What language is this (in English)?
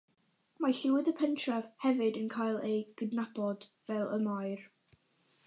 Welsh